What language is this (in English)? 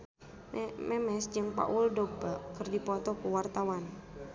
Sundanese